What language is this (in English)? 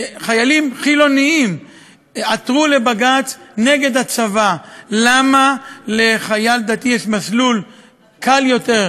Hebrew